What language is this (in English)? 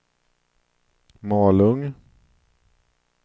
Swedish